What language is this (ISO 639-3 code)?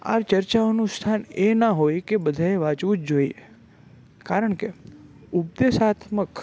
guj